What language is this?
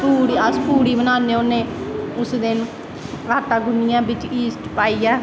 Dogri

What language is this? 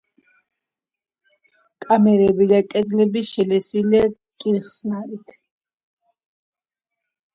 Georgian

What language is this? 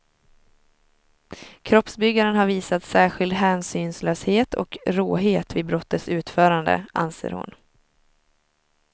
Swedish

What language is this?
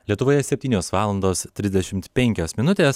Lithuanian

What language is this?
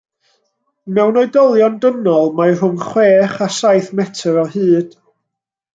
Welsh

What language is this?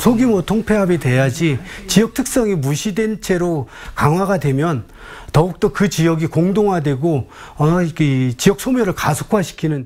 Korean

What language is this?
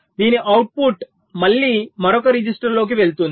Telugu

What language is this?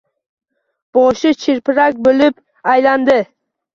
Uzbek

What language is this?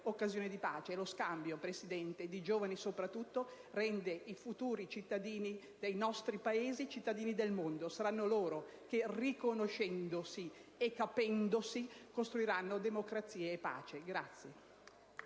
Italian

